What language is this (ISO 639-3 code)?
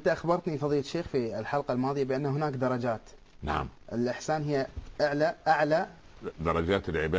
ara